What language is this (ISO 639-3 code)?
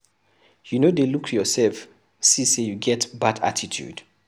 pcm